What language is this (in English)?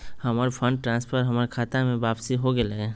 Magahi